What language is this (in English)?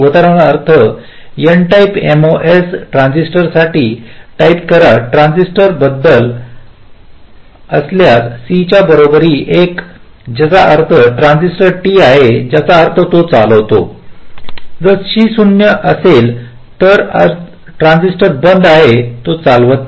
Marathi